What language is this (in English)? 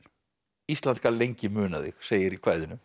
Icelandic